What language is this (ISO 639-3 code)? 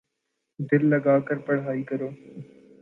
urd